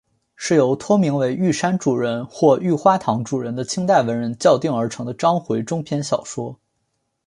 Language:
Chinese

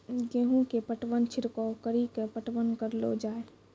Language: Maithili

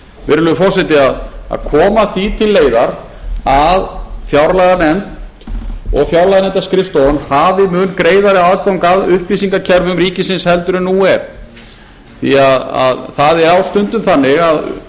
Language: Icelandic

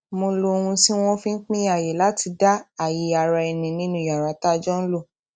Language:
Yoruba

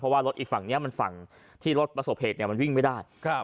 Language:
Thai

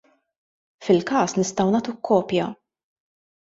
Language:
Maltese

